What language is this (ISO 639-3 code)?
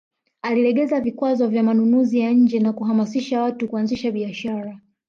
swa